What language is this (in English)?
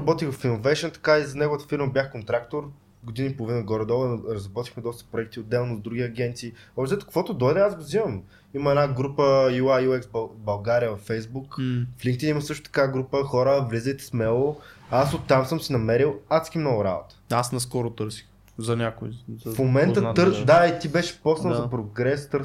Bulgarian